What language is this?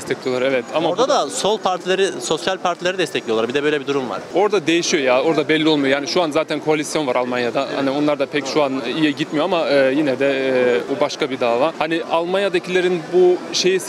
Turkish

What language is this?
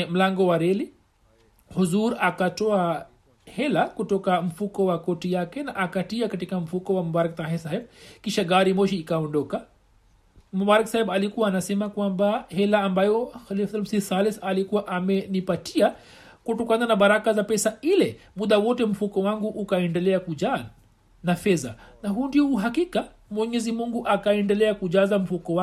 Swahili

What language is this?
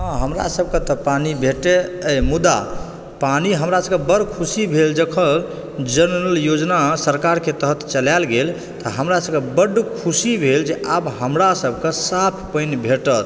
Maithili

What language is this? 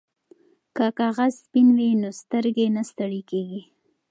Pashto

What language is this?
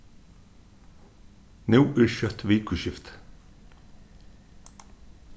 Faroese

